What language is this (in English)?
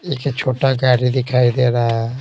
Hindi